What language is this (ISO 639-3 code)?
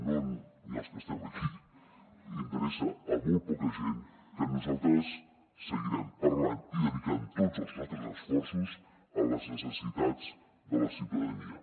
cat